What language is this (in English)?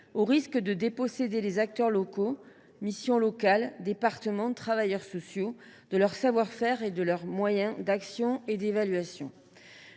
French